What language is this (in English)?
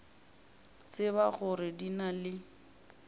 Northern Sotho